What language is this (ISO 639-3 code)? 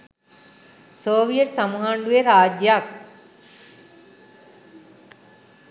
sin